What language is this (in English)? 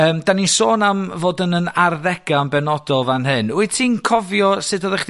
Welsh